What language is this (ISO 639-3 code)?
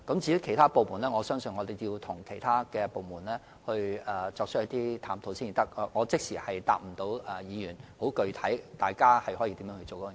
yue